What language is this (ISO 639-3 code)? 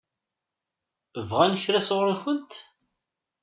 kab